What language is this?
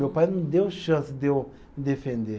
Portuguese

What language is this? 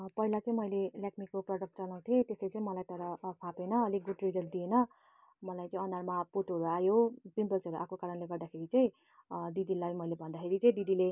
Nepali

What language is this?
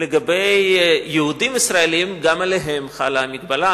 Hebrew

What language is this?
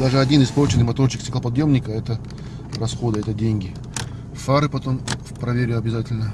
Russian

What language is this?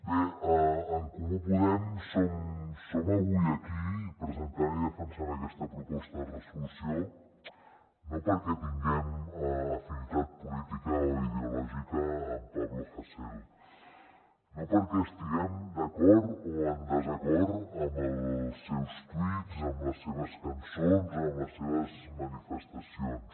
Catalan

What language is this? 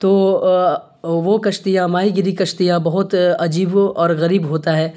Urdu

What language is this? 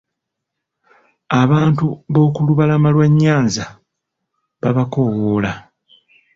Ganda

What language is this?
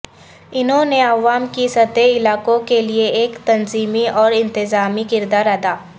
Urdu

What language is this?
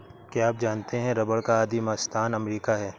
Hindi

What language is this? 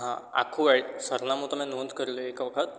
Gujarati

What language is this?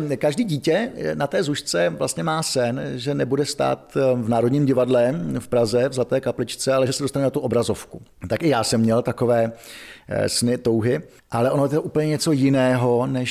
Czech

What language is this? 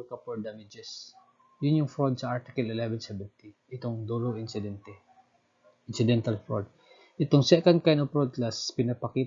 Filipino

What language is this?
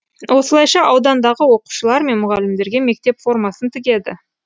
Kazakh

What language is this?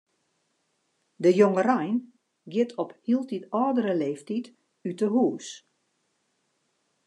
Western Frisian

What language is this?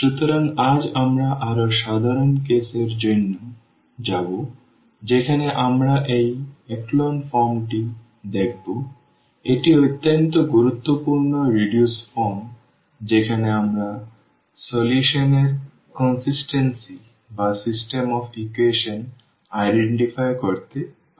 Bangla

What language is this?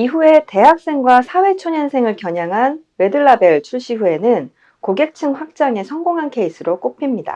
Korean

